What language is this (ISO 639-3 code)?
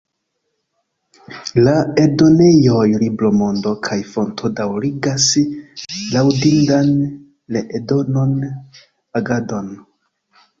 epo